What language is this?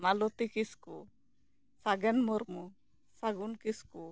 Santali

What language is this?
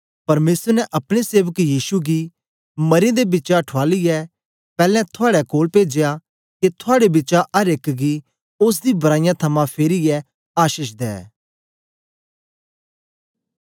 Dogri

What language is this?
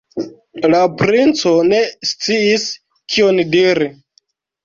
Esperanto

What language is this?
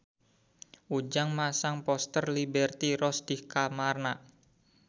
Sundanese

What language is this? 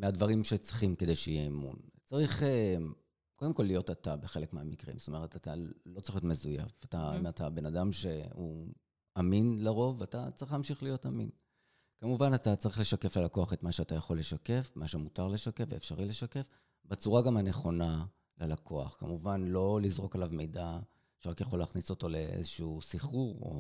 Hebrew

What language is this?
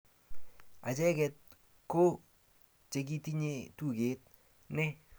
Kalenjin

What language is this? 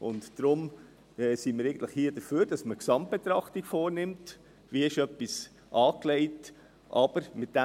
Swiss German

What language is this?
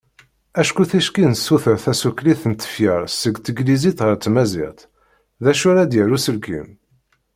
Kabyle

